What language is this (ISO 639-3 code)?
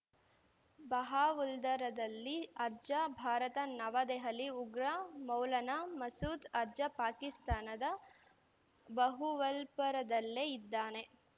kan